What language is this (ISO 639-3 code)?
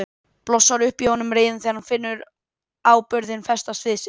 isl